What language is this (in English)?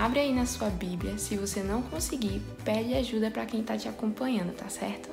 Portuguese